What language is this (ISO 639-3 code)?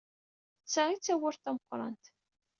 kab